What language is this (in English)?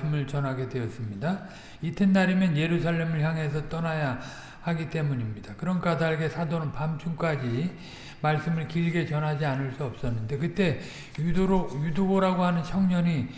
Korean